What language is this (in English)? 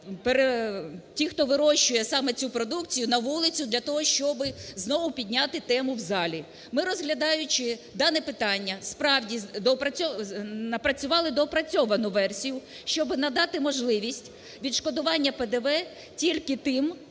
Ukrainian